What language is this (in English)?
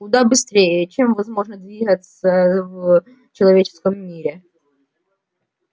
Russian